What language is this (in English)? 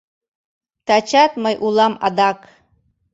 Mari